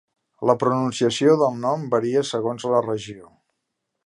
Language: Catalan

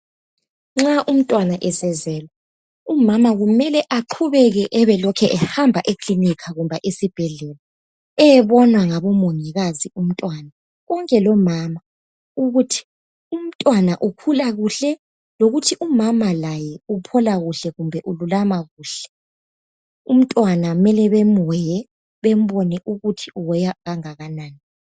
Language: North Ndebele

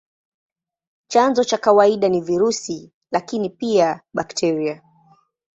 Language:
Swahili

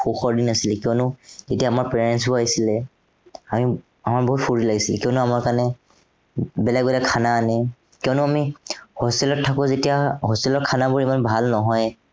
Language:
Assamese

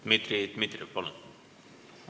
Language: Estonian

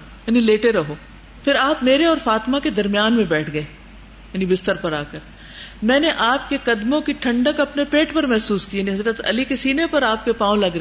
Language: Urdu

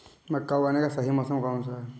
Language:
Hindi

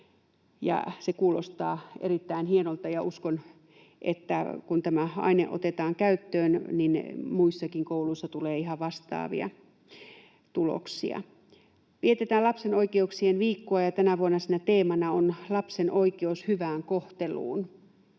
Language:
Finnish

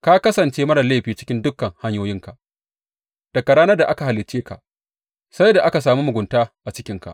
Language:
Hausa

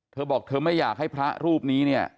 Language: Thai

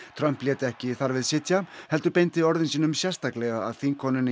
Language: Icelandic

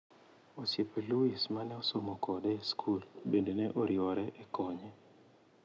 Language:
Luo (Kenya and Tanzania)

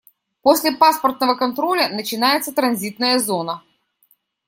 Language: Russian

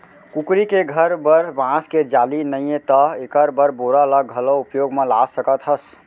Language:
Chhattisgarhi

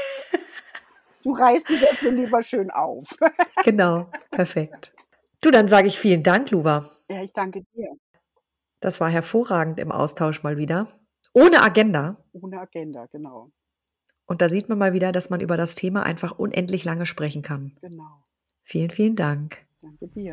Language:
German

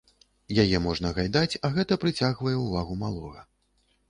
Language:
Belarusian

